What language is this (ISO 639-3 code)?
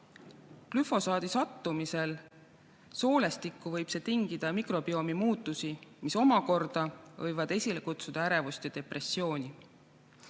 est